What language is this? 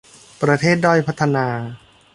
Thai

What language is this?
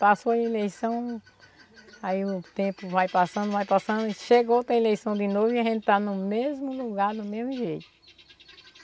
Portuguese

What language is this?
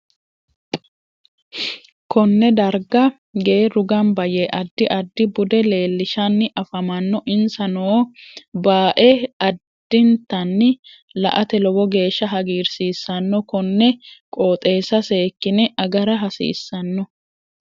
Sidamo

